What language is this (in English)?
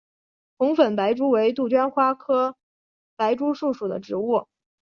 Chinese